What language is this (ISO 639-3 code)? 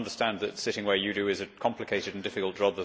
eng